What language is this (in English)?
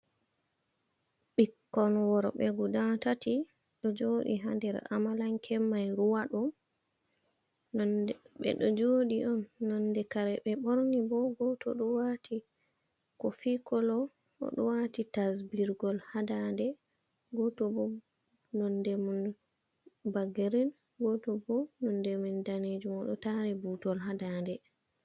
Fula